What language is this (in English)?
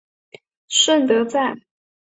Chinese